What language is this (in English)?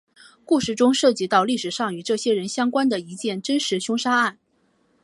Chinese